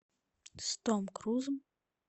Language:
Russian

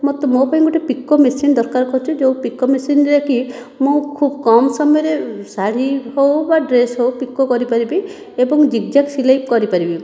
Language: Odia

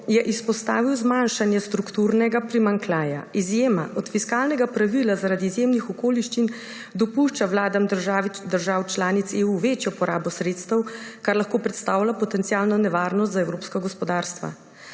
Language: Slovenian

